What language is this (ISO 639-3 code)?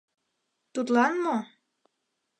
chm